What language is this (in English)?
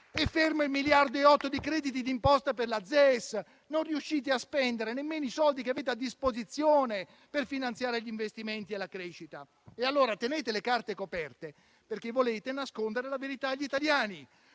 Italian